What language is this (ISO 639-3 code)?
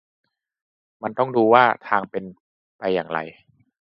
tha